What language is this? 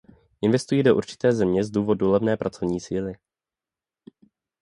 Czech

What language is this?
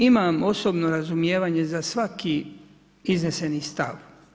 Croatian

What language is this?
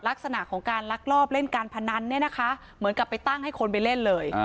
Thai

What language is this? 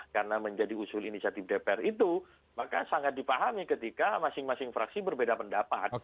Indonesian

